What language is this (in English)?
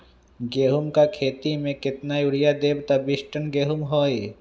Magahi